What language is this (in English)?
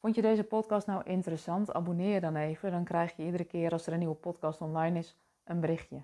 Dutch